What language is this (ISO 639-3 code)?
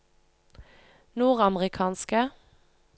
nor